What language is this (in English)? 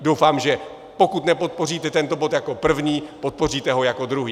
Czech